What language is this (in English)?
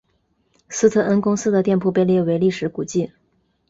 Chinese